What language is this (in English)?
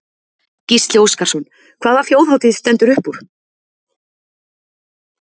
Icelandic